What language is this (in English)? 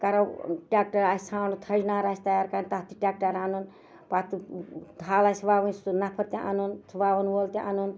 Kashmiri